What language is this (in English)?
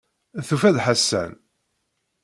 Kabyle